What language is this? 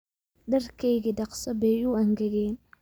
Somali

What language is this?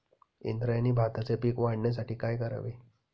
Marathi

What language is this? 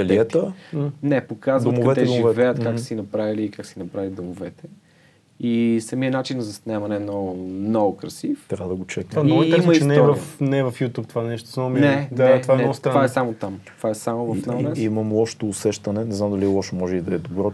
Bulgarian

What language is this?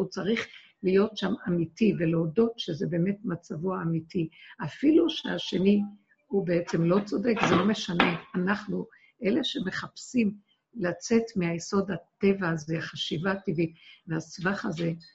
Hebrew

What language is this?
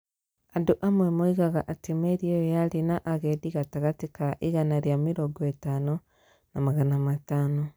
Kikuyu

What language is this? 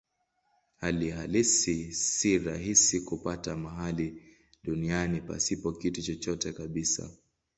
Swahili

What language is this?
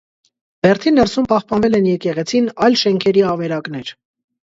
Armenian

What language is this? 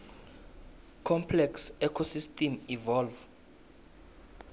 South Ndebele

